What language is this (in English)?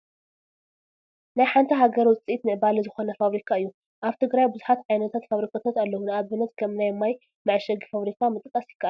Tigrinya